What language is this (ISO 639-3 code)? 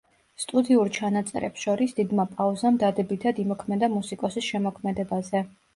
kat